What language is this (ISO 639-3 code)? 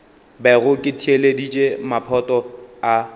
nso